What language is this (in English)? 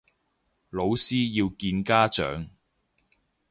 Cantonese